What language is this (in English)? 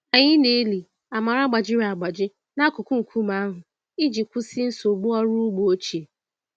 Igbo